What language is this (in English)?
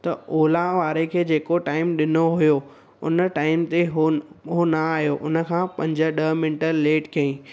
Sindhi